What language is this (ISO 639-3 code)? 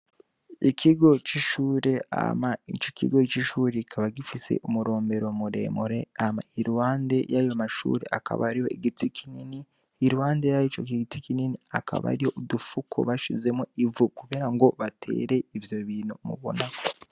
run